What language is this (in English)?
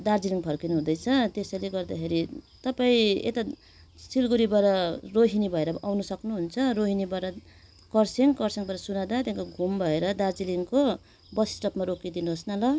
Nepali